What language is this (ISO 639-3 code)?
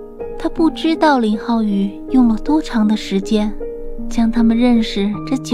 zho